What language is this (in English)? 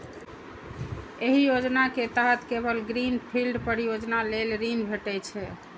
Maithili